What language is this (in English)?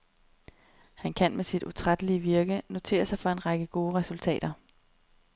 Danish